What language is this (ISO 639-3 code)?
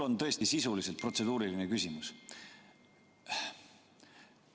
est